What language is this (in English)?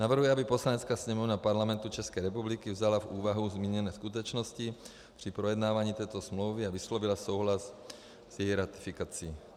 Czech